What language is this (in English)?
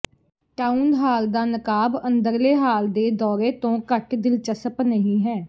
Punjabi